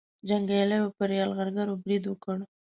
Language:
Pashto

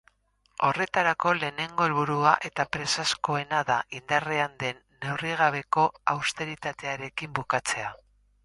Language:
Basque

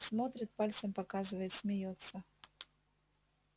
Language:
Russian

